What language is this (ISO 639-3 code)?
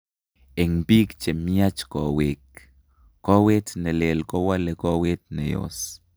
kln